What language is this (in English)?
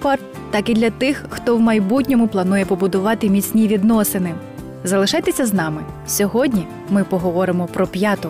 Ukrainian